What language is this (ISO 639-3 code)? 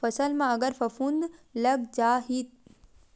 hne